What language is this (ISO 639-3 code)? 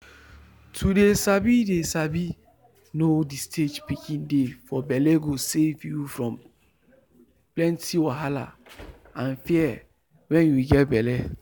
pcm